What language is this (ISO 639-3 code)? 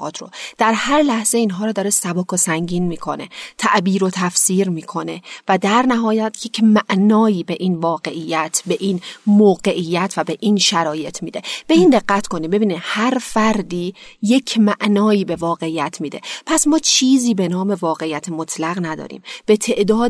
fas